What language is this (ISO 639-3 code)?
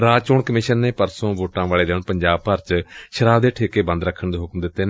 pan